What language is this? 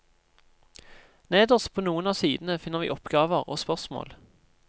Norwegian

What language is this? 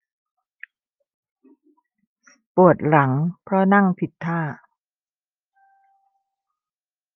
Thai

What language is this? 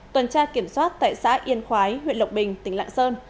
Vietnamese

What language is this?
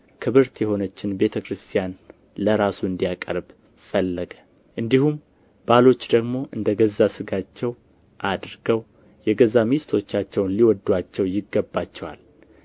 Amharic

